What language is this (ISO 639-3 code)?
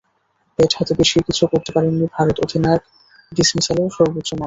ben